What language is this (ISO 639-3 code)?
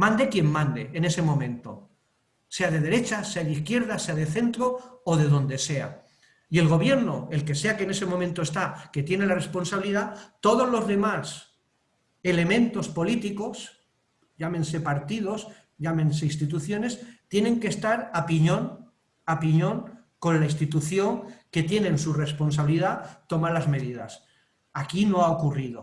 spa